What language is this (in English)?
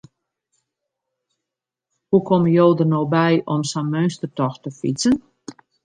Western Frisian